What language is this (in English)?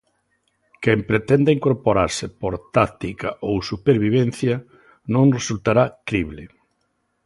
Galician